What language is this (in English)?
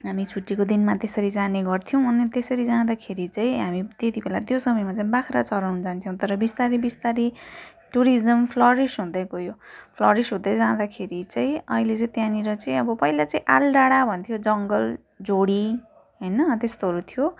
Nepali